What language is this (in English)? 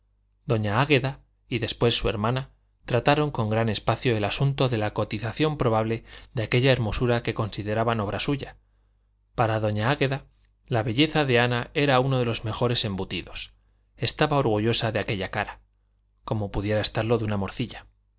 Spanish